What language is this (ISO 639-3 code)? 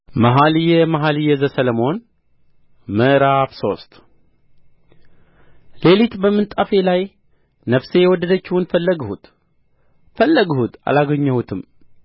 amh